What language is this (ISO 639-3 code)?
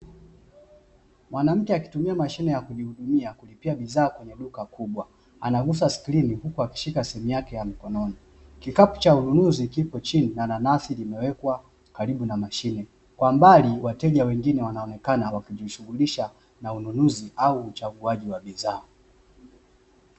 swa